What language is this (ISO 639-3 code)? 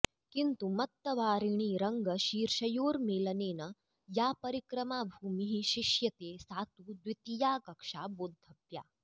san